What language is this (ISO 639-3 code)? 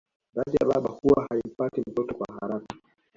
swa